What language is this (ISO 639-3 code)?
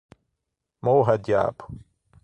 por